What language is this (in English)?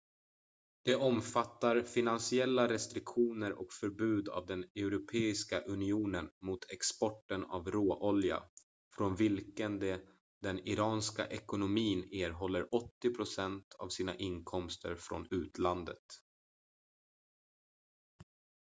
Swedish